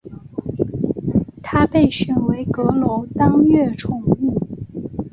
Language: Chinese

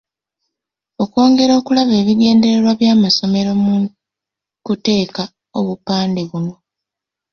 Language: Ganda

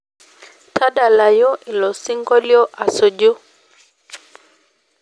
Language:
Masai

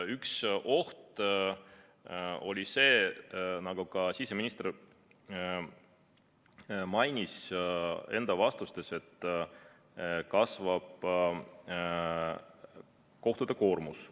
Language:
Estonian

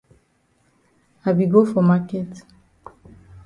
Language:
Cameroon Pidgin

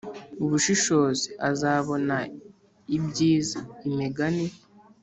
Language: Kinyarwanda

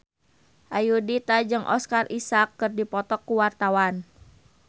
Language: Sundanese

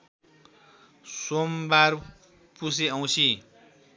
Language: Nepali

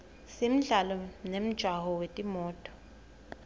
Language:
Swati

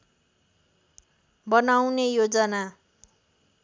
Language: Nepali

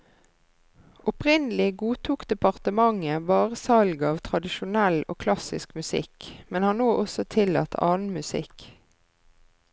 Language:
Norwegian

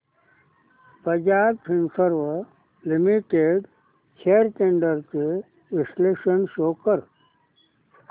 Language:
Marathi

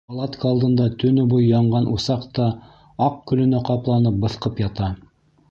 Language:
Bashkir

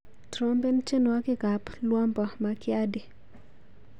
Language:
Kalenjin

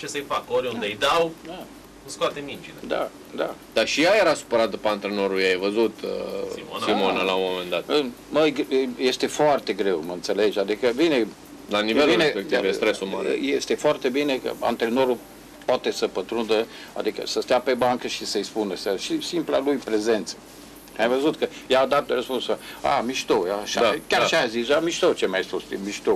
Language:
Romanian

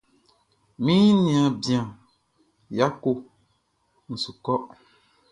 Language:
Baoulé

